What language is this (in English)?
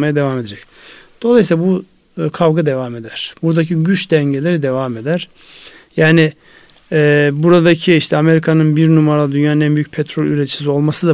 Turkish